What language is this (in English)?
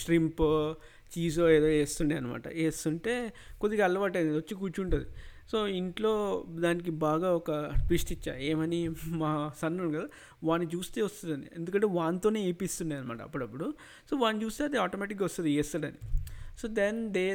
Telugu